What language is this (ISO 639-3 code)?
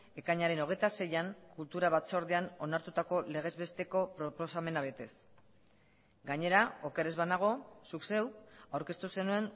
eus